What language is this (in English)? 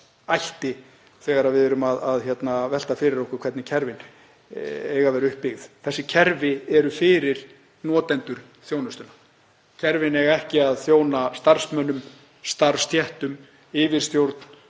Icelandic